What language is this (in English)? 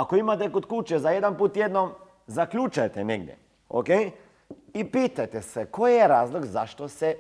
Croatian